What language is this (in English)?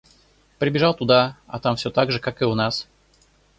Russian